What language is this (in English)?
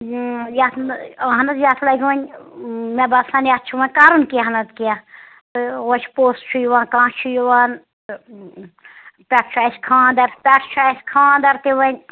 Kashmiri